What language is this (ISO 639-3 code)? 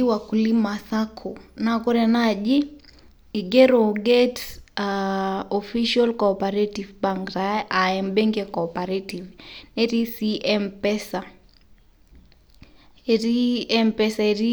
mas